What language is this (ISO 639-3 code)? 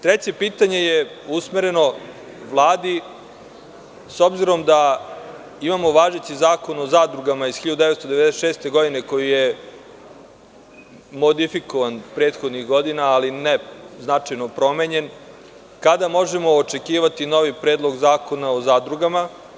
srp